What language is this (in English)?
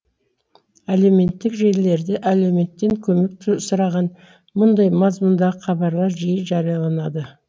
Kazakh